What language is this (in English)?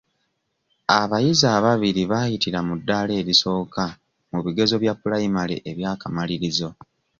Ganda